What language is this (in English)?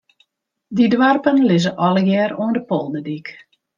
Western Frisian